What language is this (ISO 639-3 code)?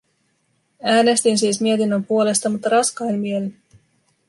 fin